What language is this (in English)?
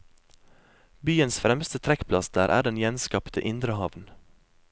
Norwegian